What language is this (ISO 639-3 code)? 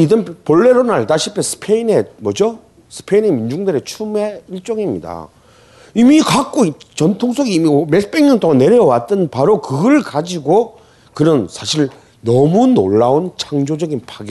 kor